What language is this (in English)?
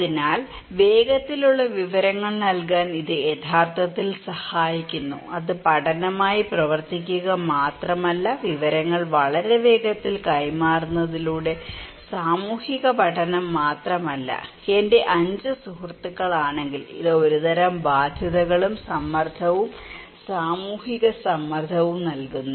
Malayalam